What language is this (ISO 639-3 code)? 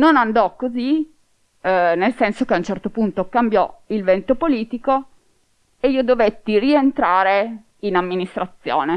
ita